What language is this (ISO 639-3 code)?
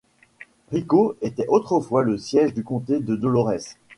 fra